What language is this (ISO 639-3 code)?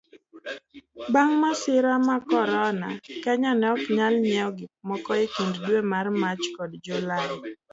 luo